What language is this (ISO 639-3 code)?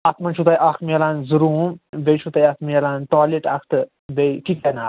kas